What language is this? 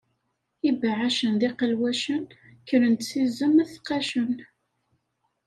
Kabyle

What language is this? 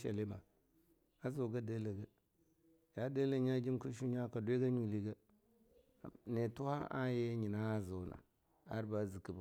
Longuda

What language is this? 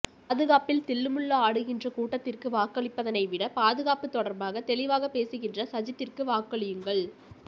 Tamil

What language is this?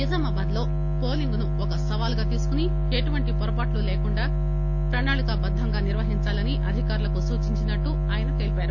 Telugu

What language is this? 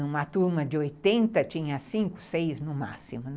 Portuguese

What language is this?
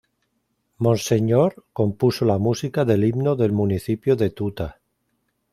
Spanish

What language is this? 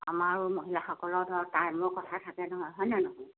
Assamese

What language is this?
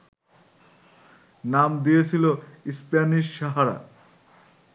Bangla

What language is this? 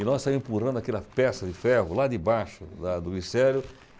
Portuguese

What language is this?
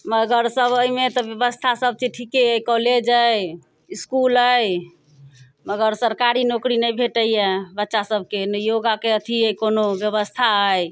Maithili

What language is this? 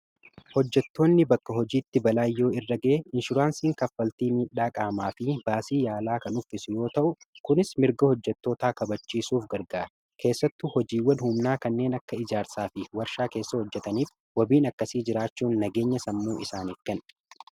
Oromo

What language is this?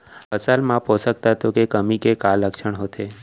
Chhattisgarhi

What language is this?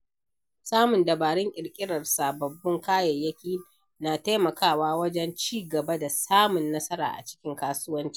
Hausa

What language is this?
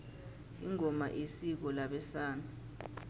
South Ndebele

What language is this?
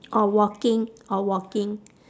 English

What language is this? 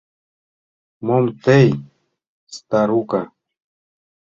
Mari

